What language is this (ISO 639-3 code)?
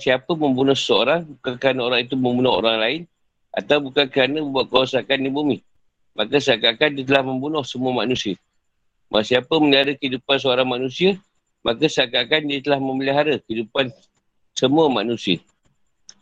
msa